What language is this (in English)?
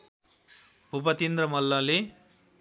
Nepali